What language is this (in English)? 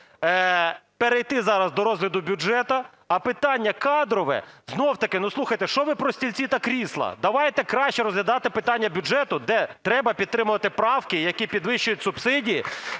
Ukrainian